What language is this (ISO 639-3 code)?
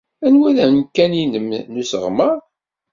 kab